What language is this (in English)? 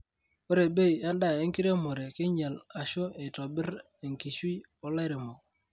Masai